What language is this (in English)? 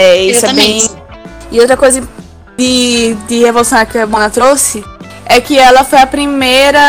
Portuguese